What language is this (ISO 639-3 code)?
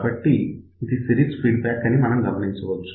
tel